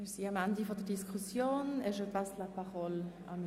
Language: Swiss German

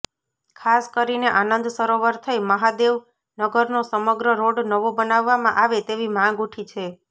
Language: Gujarati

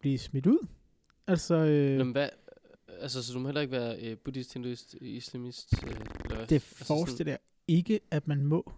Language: Danish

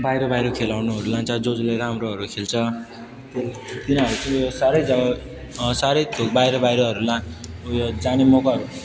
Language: Nepali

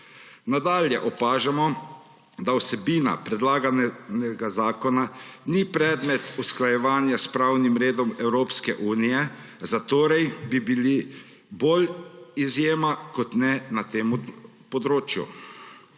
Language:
Slovenian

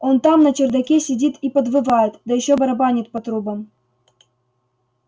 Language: Russian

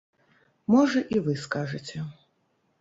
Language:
Belarusian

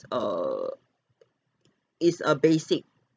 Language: English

